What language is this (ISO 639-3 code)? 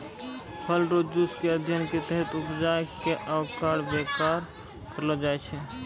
mai